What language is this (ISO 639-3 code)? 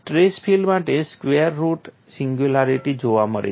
guj